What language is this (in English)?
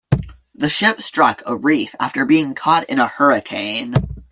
English